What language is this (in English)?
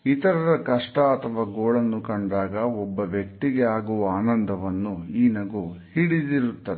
Kannada